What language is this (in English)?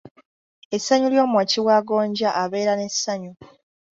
Ganda